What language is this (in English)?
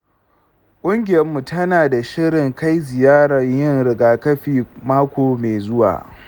Hausa